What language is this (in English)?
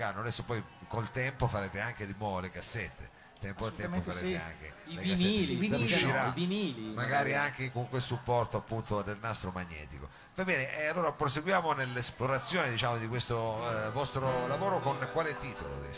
Italian